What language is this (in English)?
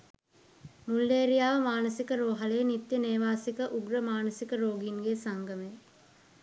Sinhala